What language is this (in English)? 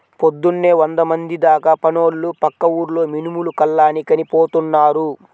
Telugu